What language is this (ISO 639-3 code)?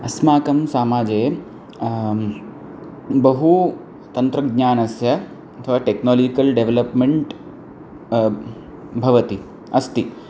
san